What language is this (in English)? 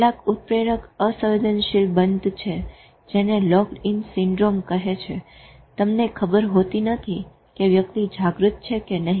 Gujarati